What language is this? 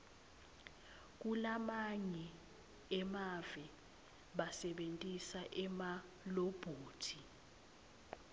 Swati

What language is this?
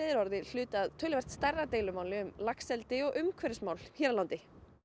Icelandic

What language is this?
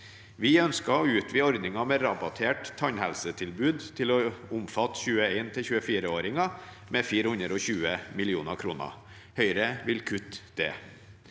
Norwegian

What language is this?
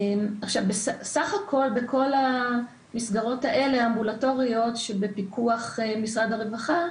Hebrew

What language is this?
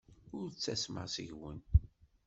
Kabyle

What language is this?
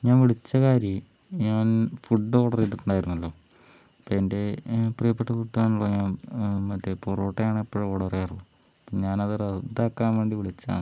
Malayalam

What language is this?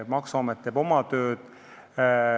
Estonian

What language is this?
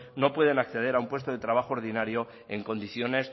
Spanish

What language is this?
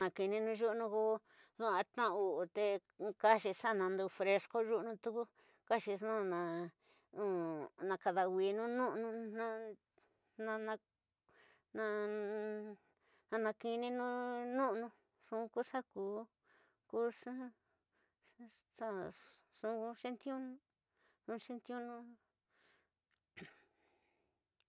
Tidaá Mixtec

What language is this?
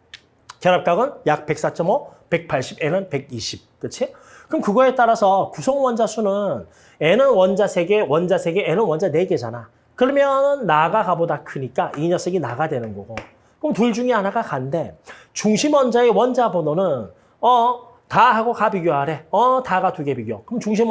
Korean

